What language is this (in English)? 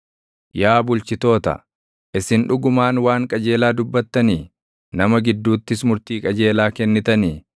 Oromo